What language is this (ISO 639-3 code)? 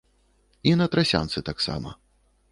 bel